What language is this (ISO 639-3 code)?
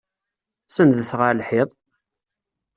kab